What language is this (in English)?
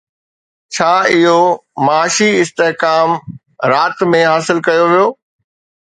Sindhi